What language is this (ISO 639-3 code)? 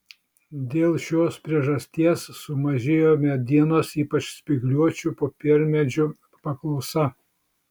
lit